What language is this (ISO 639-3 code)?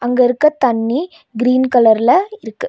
tam